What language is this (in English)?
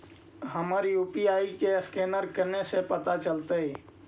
Magahi